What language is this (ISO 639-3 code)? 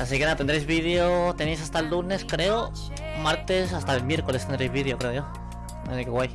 spa